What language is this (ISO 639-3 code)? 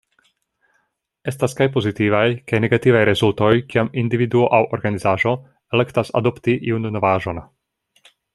epo